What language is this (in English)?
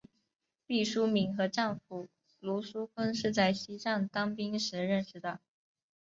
Chinese